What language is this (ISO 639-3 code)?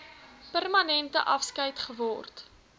afr